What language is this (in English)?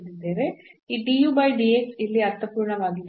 Kannada